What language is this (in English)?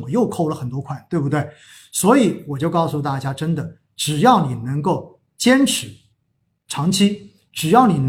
Chinese